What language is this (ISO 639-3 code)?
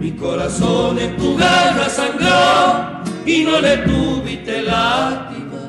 ita